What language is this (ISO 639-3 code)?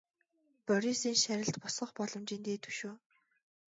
mon